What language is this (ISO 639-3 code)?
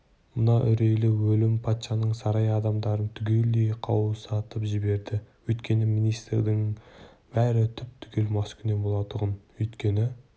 kaz